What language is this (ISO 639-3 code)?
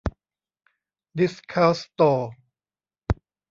tha